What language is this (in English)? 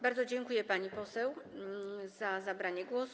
Polish